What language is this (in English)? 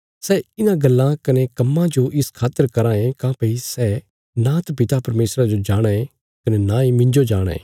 Bilaspuri